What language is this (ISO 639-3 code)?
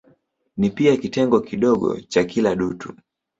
swa